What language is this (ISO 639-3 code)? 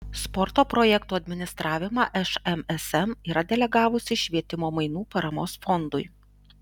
lit